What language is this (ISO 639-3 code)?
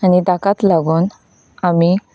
kok